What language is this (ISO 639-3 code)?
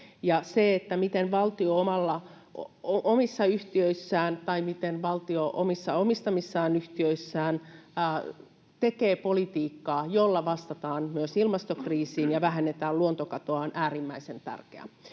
fin